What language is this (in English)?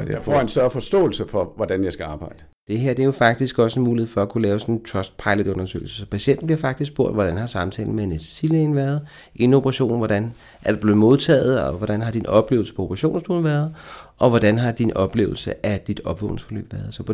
Danish